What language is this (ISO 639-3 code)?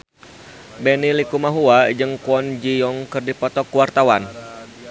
sun